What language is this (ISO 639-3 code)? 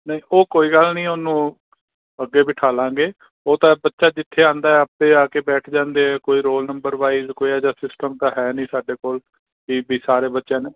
pan